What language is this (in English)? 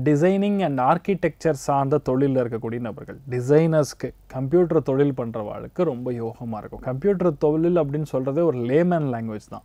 Hindi